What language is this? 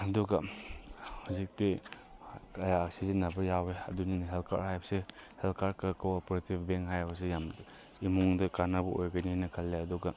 Manipuri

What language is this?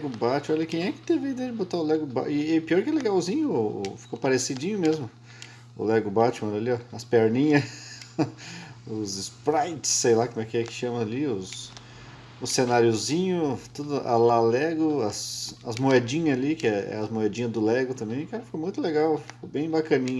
Portuguese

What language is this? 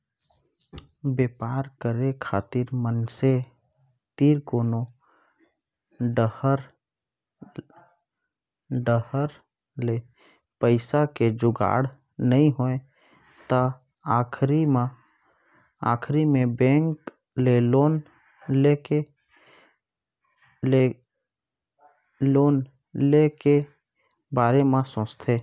Chhattisgarhi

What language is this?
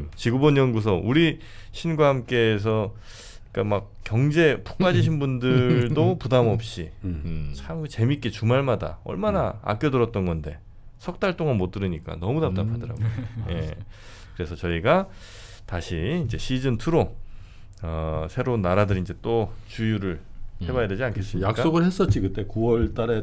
Korean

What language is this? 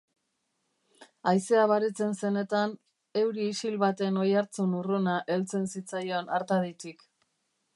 Basque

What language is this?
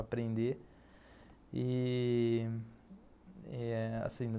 Portuguese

